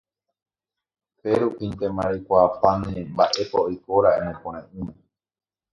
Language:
Guarani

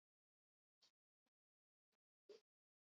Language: Basque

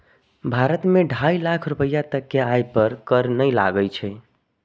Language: Maithili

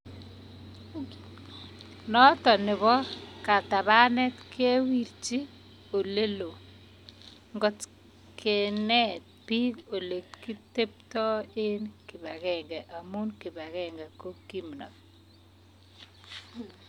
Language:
Kalenjin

